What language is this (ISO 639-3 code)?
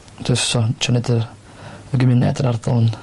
cym